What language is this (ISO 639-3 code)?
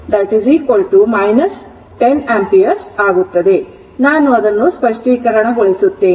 kan